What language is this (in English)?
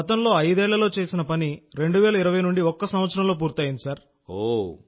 Telugu